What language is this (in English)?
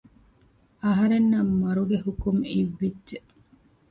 Divehi